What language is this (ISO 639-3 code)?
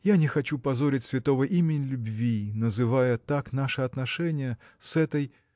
rus